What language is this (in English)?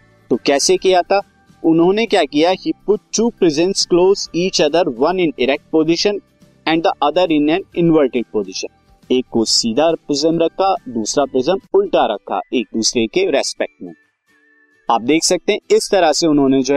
Hindi